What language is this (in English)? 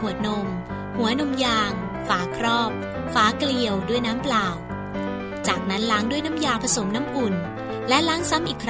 Thai